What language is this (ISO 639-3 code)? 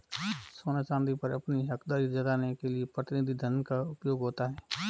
hin